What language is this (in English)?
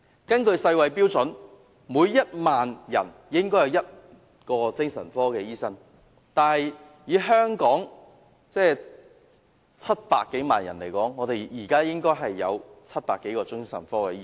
Cantonese